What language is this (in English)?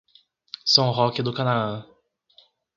Portuguese